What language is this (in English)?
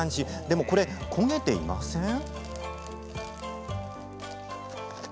Japanese